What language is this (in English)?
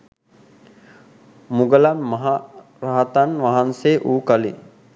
Sinhala